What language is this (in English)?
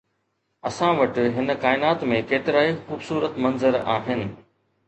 Sindhi